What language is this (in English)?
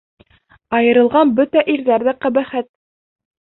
Bashkir